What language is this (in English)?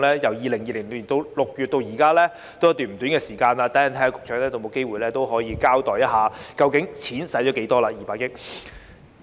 Cantonese